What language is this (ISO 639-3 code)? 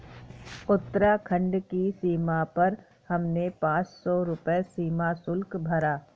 hin